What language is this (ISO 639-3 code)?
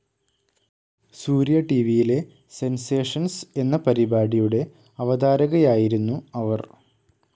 mal